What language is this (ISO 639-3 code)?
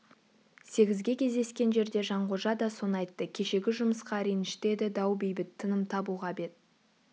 kaz